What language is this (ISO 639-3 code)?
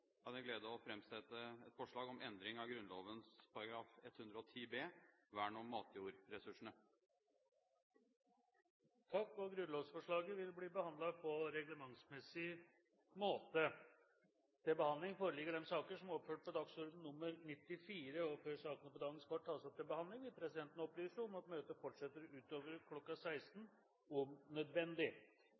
nob